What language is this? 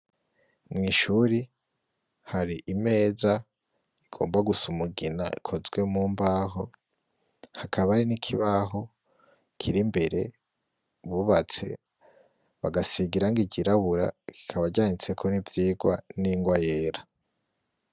Rundi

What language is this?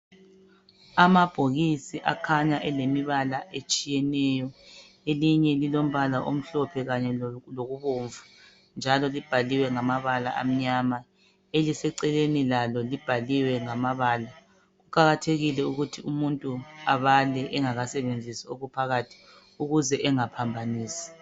North Ndebele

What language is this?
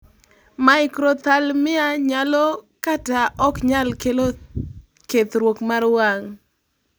Luo (Kenya and Tanzania)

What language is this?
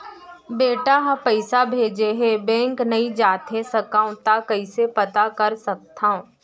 Chhattisgarhi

